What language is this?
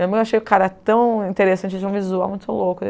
Portuguese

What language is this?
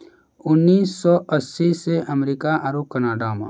Maithili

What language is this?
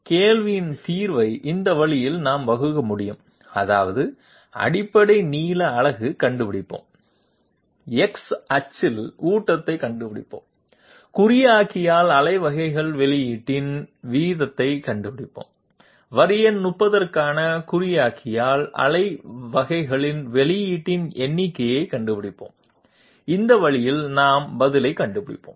Tamil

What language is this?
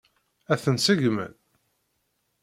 Kabyle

